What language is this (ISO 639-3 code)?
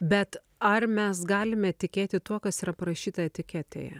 lit